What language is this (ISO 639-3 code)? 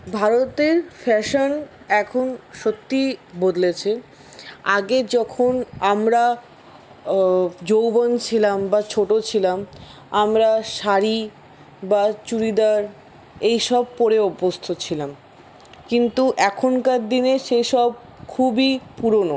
ben